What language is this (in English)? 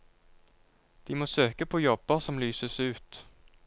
Norwegian